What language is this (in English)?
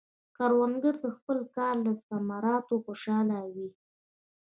Pashto